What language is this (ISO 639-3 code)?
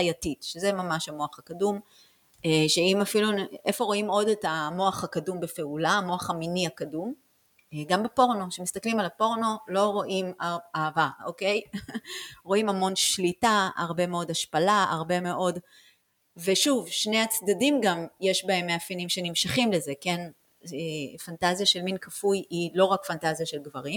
heb